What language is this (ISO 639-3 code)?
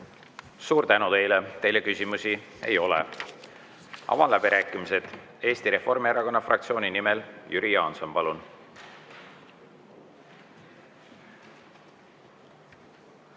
est